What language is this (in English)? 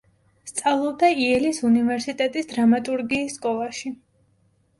Georgian